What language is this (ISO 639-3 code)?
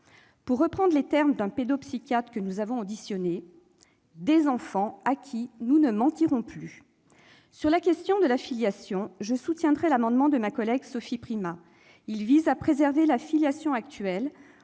fra